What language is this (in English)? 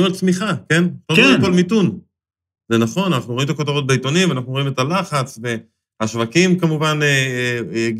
Hebrew